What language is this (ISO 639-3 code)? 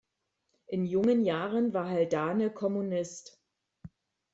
deu